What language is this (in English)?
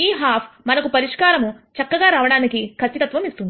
Telugu